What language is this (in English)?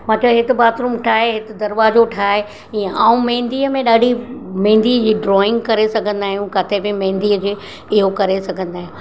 Sindhi